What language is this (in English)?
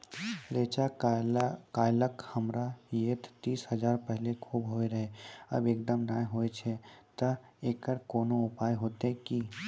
Maithili